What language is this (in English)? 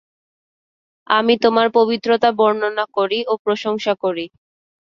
Bangla